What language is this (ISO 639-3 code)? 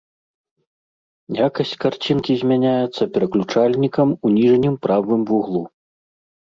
bel